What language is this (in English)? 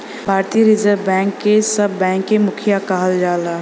Bhojpuri